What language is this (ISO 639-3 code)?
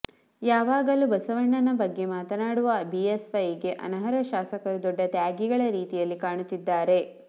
kan